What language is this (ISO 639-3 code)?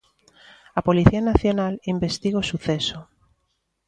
glg